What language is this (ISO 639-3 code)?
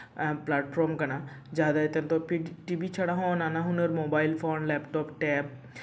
sat